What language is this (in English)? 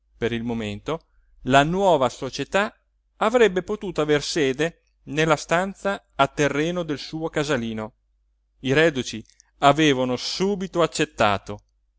Italian